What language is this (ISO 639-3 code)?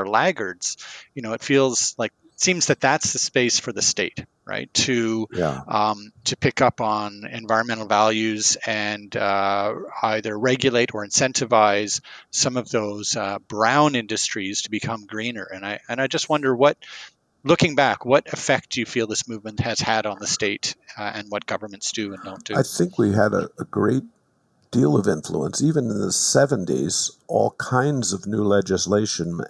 eng